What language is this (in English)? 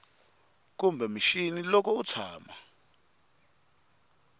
Tsonga